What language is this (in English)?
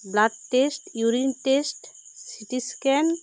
Santali